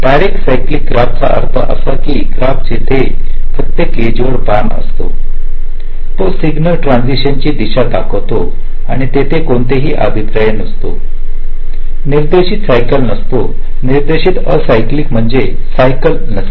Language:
Marathi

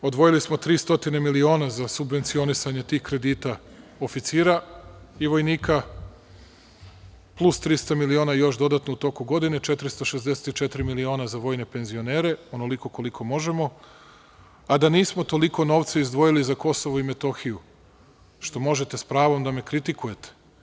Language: Serbian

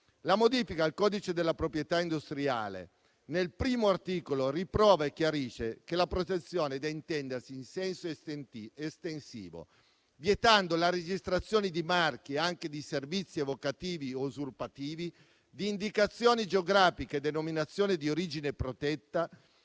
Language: Italian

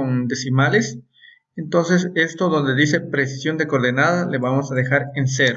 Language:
Spanish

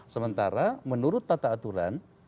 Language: Indonesian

